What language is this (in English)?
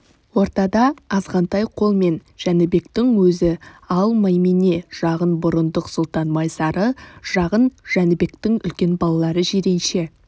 Kazakh